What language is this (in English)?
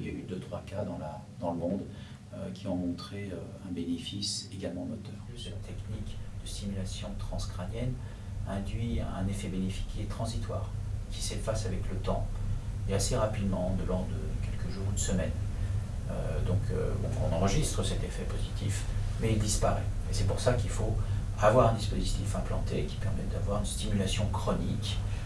French